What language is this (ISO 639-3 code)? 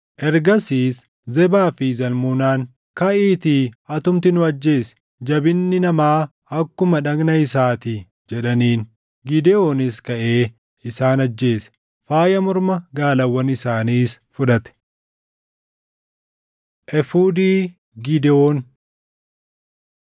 orm